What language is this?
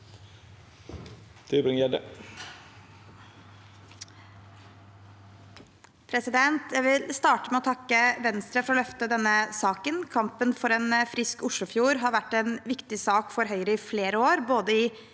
Norwegian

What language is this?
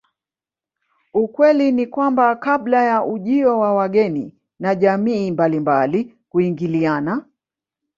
Swahili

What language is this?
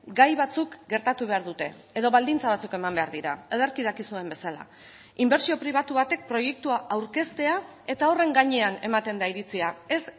Basque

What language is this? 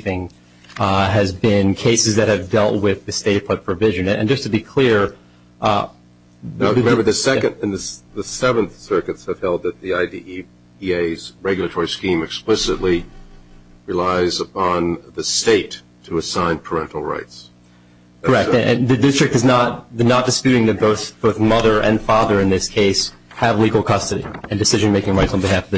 English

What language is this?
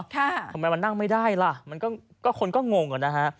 Thai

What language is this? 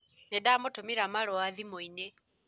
Kikuyu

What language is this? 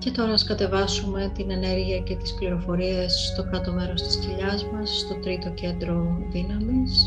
Greek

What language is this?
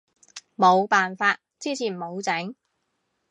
Cantonese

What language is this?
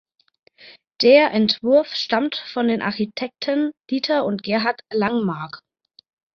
German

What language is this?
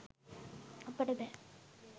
Sinhala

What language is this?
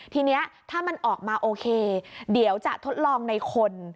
Thai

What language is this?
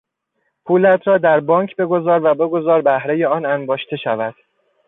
Persian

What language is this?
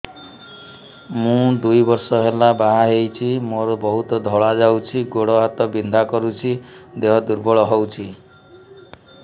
Odia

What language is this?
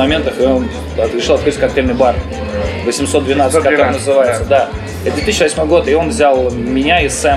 Russian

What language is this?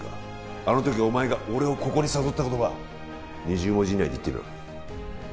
Japanese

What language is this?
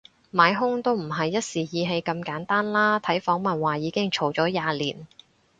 Cantonese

